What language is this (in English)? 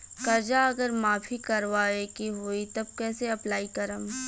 Bhojpuri